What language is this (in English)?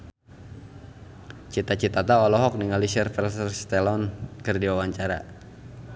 Sundanese